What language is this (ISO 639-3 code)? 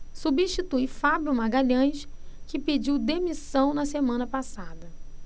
por